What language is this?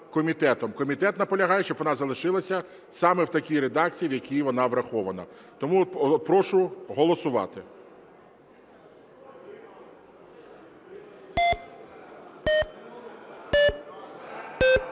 Ukrainian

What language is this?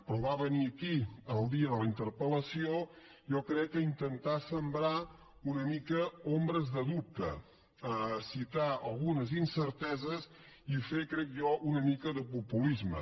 Catalan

